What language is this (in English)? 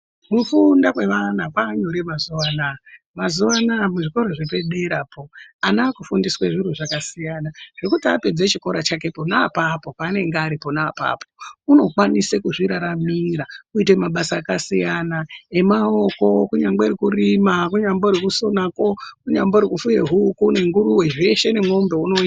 Ndau